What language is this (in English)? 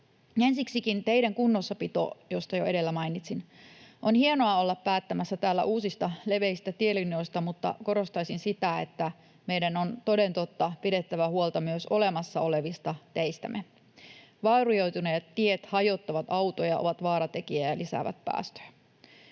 Finnish